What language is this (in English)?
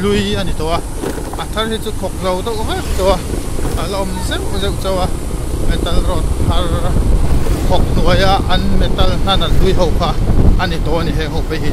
Thai